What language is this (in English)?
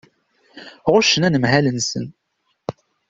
Kabyle